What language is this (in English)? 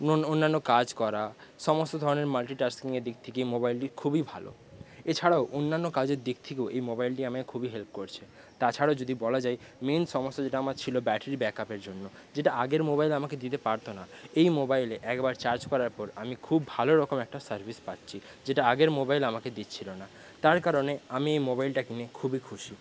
Bangla